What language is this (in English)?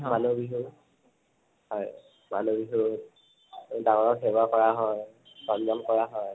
Assamese